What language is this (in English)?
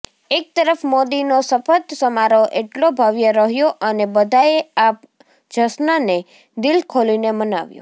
Gujarati